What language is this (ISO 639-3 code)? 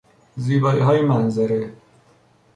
fas